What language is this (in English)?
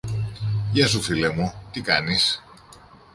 Greek